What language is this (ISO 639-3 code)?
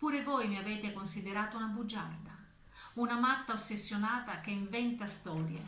ita